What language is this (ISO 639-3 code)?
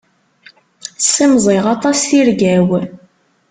kab